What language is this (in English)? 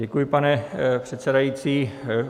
Czech